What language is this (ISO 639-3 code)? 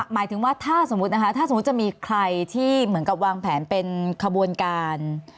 tha